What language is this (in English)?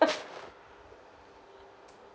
English